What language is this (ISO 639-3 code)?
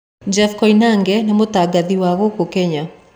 kik